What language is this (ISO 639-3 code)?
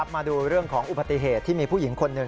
tha